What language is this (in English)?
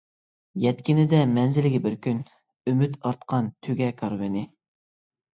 Uyghur